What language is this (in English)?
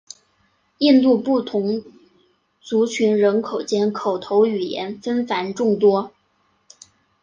Chinese